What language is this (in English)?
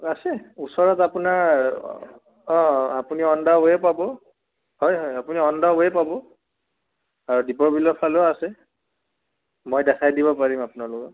Assamese